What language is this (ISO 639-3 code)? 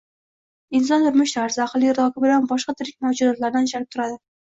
uzb